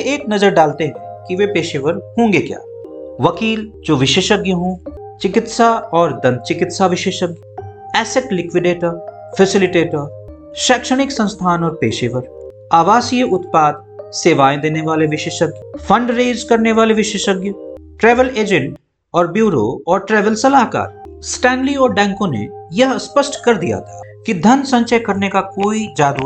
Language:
Hindi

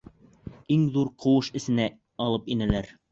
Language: Bashkir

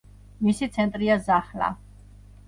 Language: Georgian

